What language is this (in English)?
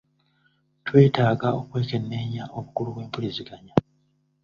Ganda